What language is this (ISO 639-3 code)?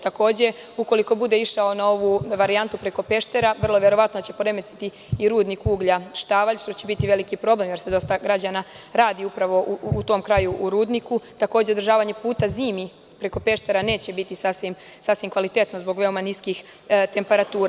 srp